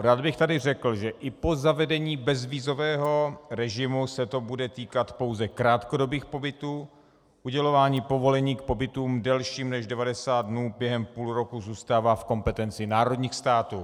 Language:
Czech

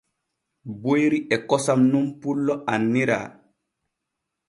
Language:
Borgu Fulfulde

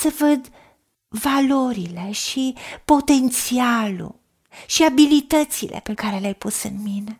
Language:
Romanian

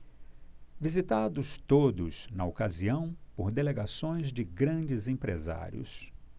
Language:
Portuguese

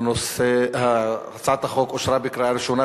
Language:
Hebrew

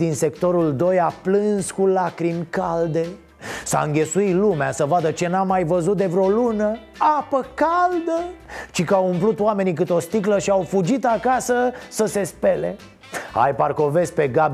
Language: Romanian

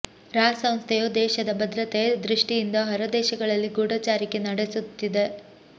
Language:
Kannada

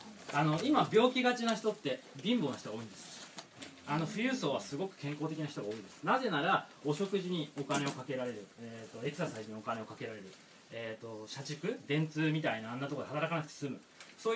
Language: Japanese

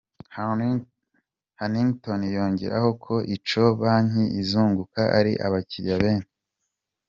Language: Kinyarwanda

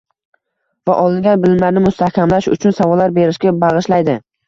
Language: Uzbek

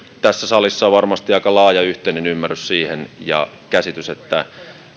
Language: Finnish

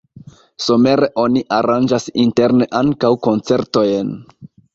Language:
Esperanto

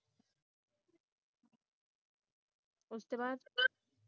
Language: Punjabi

